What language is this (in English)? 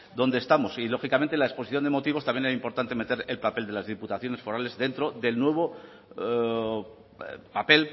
Spanish